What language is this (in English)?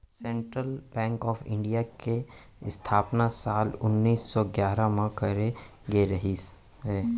Chhattisgarhi